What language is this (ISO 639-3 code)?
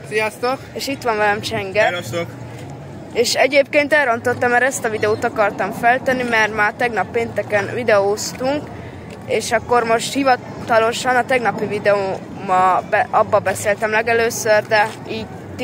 hun